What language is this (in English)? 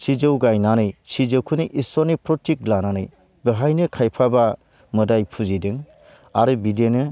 Bodo